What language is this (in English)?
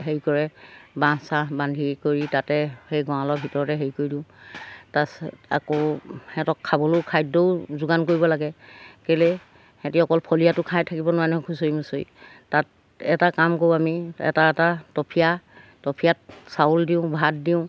Assamese